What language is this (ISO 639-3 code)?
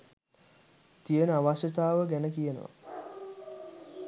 sin